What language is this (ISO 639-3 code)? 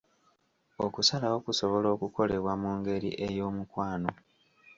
lug